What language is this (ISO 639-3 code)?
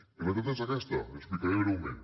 cat